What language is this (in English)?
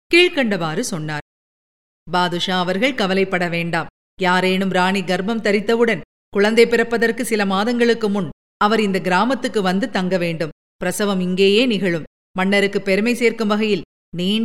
Tamil